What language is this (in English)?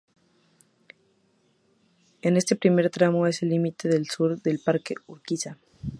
Spanish